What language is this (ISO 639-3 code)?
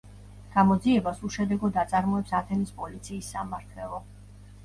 kat